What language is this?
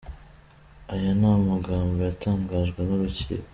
Kinyarwanda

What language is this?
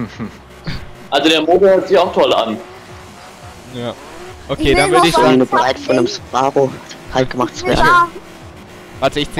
German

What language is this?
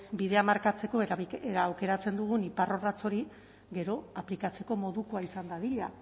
Basque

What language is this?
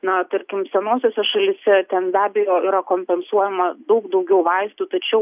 Lithuanian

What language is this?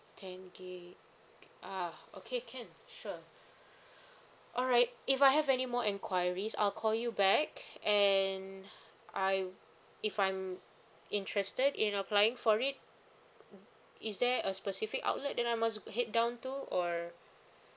English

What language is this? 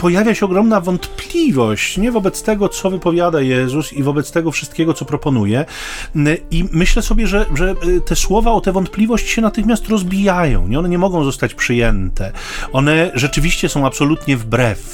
Polish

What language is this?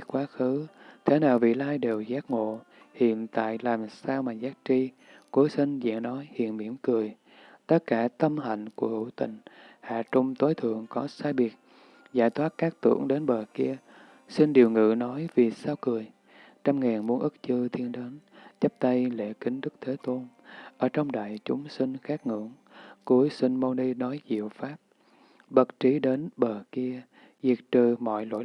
Vietnamese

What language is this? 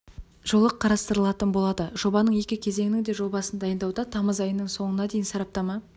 Kazakh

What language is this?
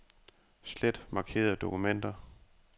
Danish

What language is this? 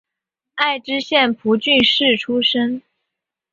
Chinese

